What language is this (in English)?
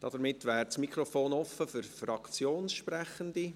Swiss German